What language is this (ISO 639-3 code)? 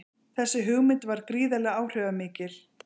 isl